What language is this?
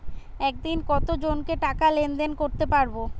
Bangla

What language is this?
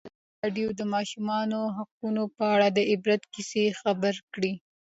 Pashto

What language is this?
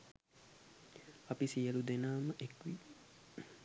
Sinhala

